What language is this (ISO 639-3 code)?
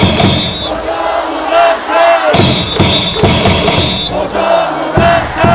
kor